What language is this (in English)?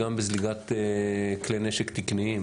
Hebrew